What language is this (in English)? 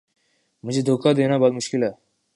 Urdu